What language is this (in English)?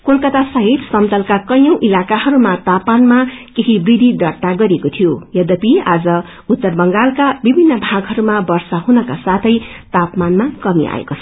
Nepali